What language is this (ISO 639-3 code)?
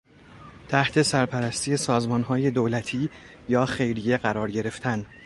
fas